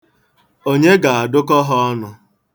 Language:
Igbo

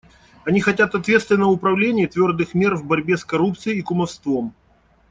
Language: Russian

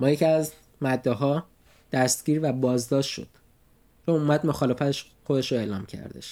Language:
Persian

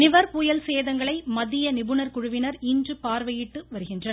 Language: Tamil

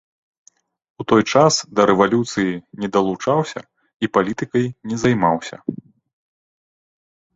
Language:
Belarusian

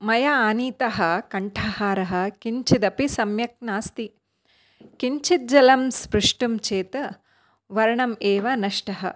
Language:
Sanskrit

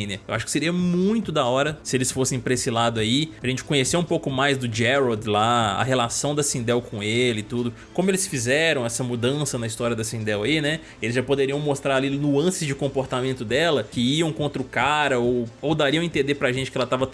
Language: Portuguese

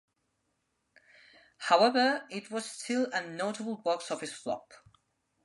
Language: English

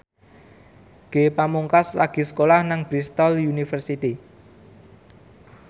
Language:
Javanese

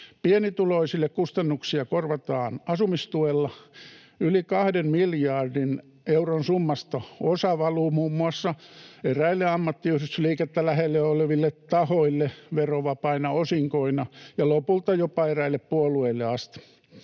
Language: Finnish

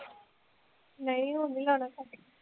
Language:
Punjabi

